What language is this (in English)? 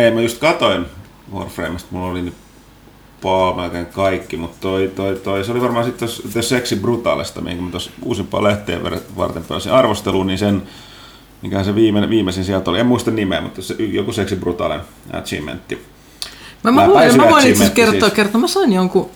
Finnish